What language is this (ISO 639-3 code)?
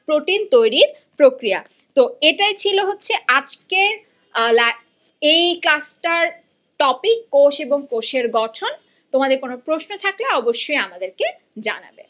ben